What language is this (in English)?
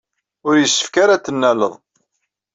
Kabyle